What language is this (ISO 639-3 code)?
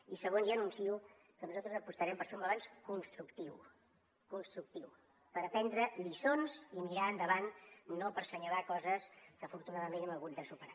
cat